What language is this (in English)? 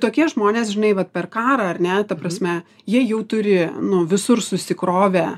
Lithuanian